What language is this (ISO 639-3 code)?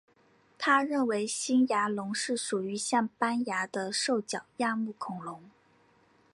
zho